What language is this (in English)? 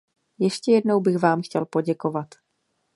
Czech